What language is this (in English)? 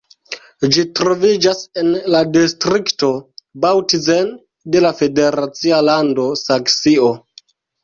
Esperanto